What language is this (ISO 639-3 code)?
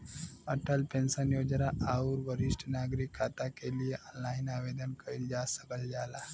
bho